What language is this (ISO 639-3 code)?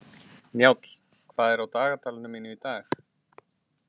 isl